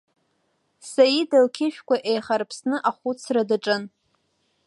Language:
Abkhazian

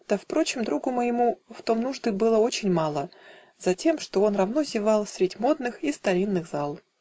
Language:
Russian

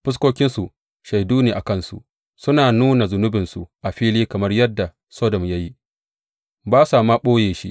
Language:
Hausa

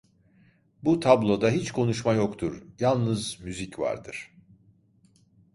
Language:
Turkish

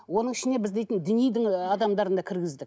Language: Kazakh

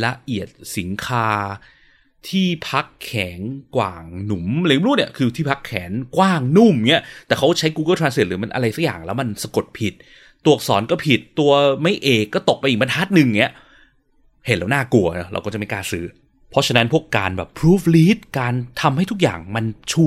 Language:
Thai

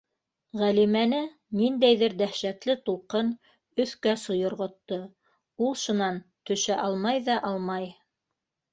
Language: Bashkir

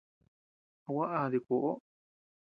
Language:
Tepeuxila Cuicatec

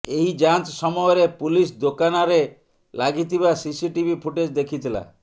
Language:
Odia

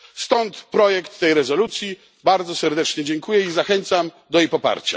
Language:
Polish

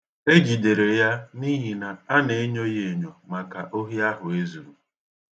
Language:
Igbo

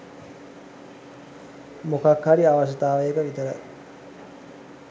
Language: Sinhala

